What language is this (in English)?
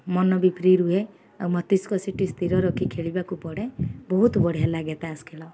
Odia